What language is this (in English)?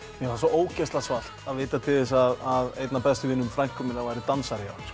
Icelandic